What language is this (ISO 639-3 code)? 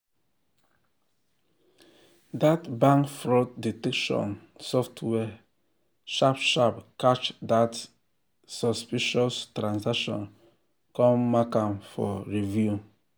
pcm